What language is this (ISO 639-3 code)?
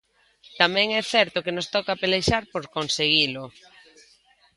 glg